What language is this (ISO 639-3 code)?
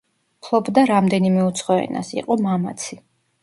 kat